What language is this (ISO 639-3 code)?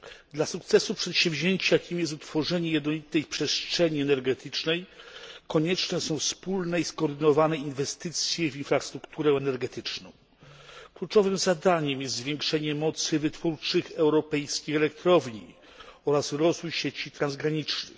pol